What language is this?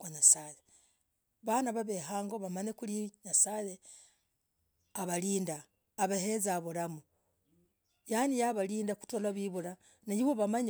Logooli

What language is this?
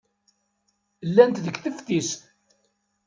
Kabyle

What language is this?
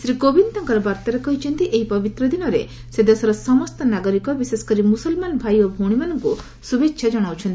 Odia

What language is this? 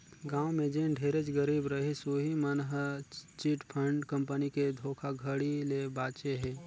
Chhattisgarhi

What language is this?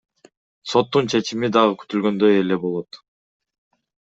Kyrgyz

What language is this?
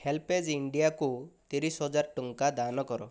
Odia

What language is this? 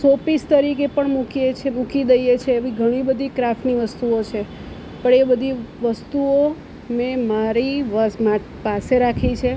Gujarati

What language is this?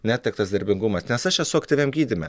Lithuanian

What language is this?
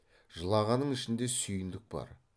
Kazakh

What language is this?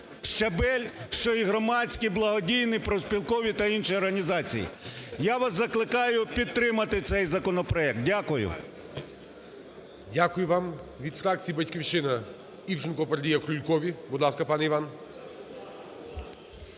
Ukrainian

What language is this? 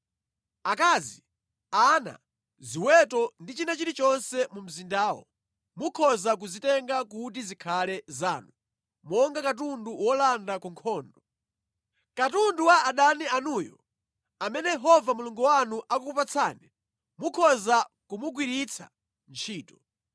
Nyanja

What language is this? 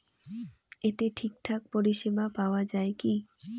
Bangla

